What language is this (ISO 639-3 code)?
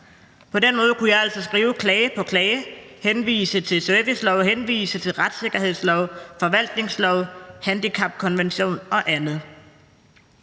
dan